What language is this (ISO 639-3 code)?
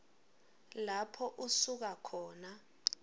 ssw